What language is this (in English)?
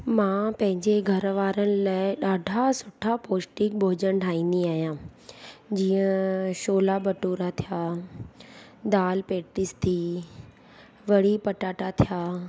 Sindhi